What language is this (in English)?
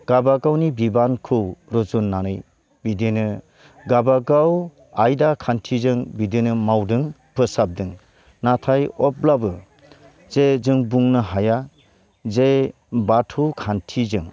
Bodo